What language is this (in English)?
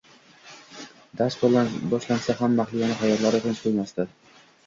Uzbek